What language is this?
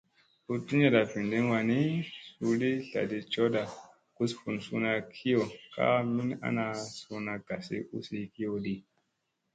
Musey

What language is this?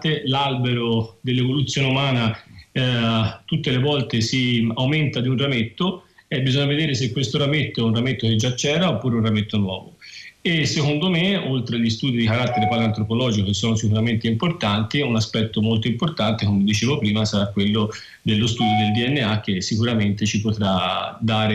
Italian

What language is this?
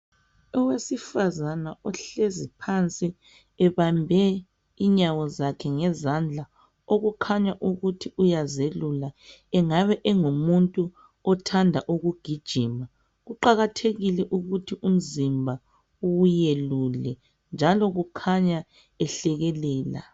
North Ndebele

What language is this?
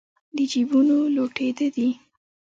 Pashto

